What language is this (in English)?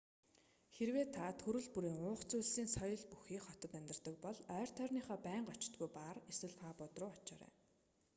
Mongolian